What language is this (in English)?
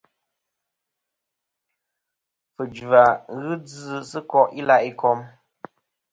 Kom